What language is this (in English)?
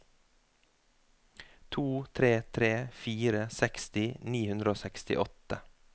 Norwegian